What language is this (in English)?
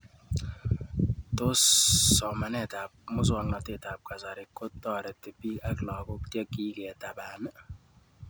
Kalenjin